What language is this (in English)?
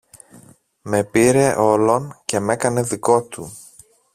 Greek